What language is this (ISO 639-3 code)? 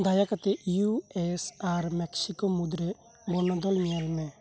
sat